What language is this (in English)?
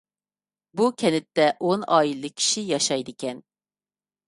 Uyghur